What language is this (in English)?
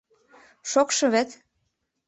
Mari